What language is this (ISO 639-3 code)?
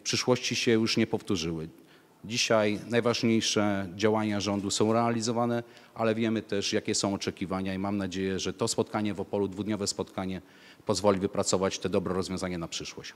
pol